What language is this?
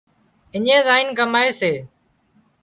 Wadiyara Koli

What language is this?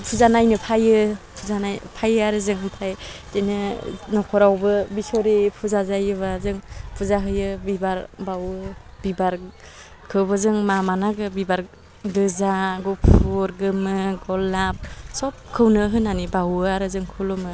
Bodo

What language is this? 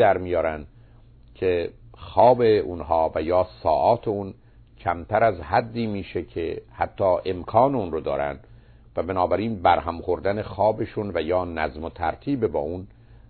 Persian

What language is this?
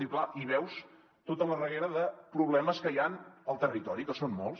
Catalan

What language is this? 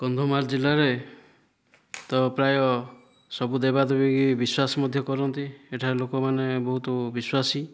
Odia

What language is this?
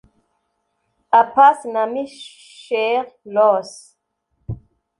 Kinyarwanda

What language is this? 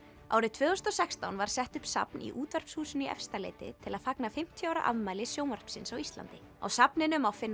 Icelandic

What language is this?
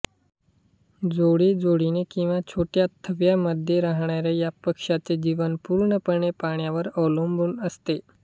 Marathi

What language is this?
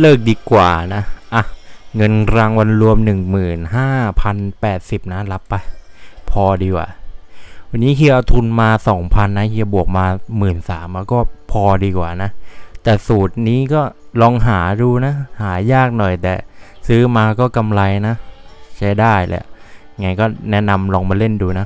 Thai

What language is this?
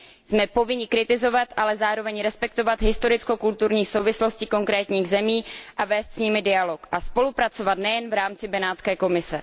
Czech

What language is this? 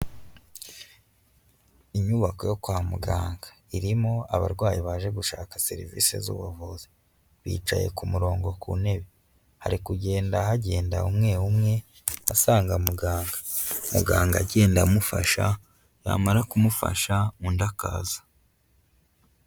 Kinyarwanda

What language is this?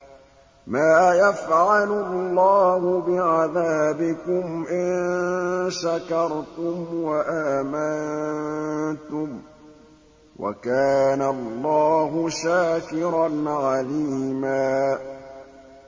Arabic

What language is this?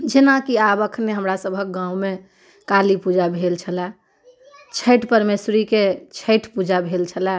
Maithili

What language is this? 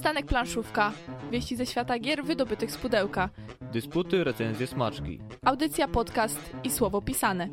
Polish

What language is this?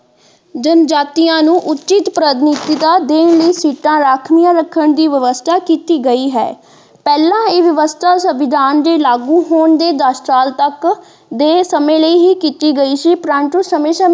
Punjabi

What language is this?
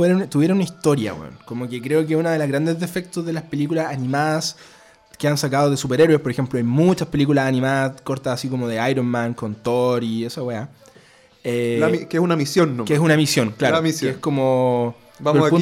Spanish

